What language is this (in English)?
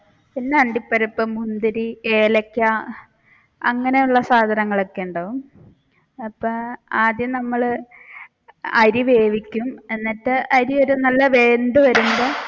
Malayalam